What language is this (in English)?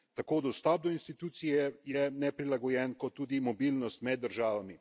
Slovenian